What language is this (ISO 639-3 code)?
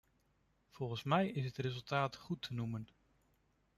nld